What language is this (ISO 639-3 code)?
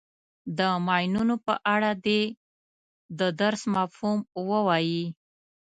pus